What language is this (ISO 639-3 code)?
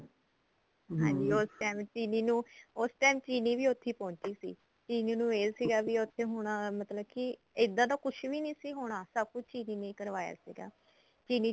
pan